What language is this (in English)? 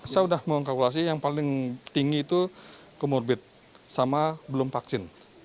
Indonesian